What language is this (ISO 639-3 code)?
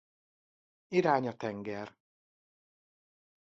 hun